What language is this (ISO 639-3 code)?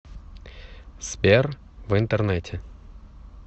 rus